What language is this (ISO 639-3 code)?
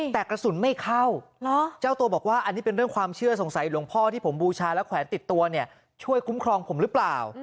tha